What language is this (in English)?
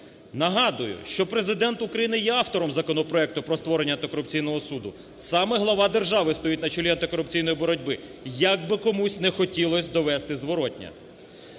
Ukrainian